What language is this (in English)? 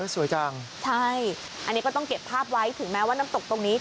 Thai